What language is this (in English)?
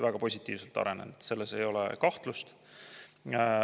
Estonian